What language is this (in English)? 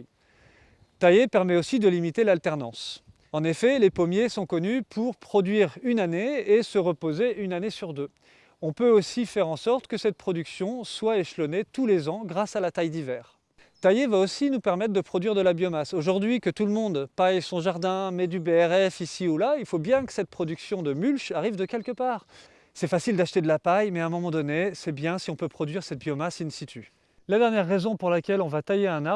French